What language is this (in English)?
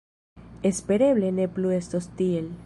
Esperanto